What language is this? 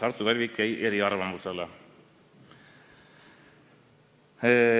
Estonian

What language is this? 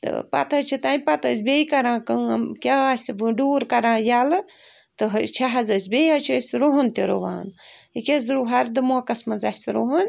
Kashmiri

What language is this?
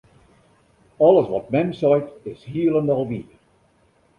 Western Frisian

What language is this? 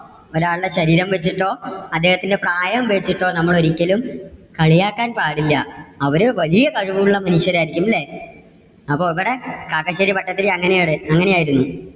Malayalam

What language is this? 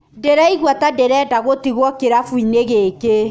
Kikuyu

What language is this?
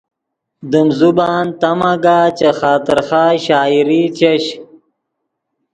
Yidgha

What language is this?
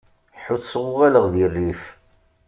Kabyle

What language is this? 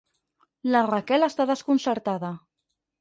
Catalan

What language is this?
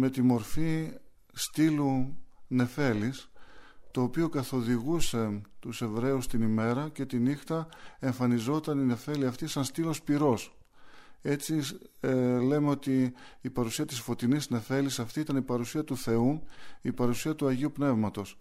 Greek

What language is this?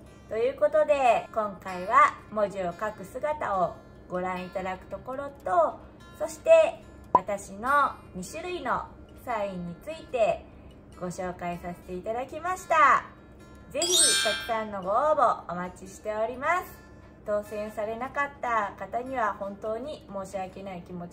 Japanese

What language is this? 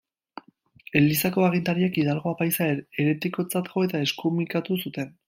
Basque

